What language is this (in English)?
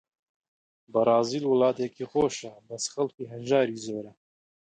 Central Kurdish